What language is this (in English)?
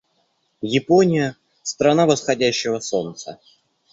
Russian